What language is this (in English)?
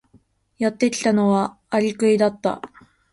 Japanese